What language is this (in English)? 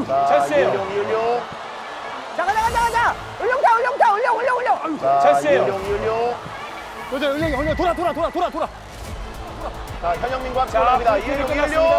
Korean